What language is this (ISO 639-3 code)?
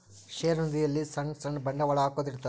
kan